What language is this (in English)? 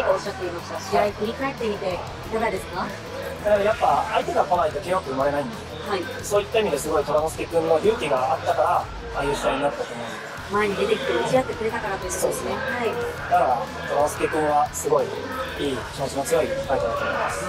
Japanese